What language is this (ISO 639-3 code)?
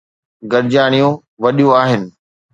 snd